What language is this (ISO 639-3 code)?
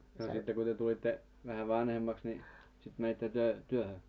fin